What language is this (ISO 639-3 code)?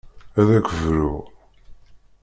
kab